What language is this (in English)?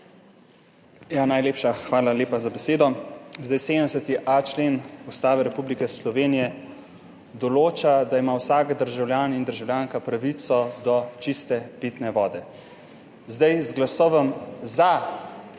Slovenian